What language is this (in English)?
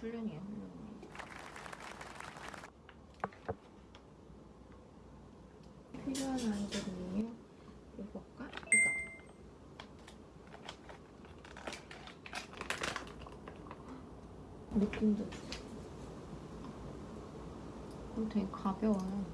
Korean